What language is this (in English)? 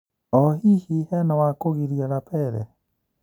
Kikuyu